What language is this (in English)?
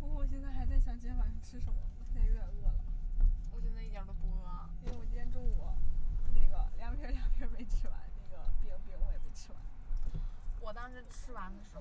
Chinese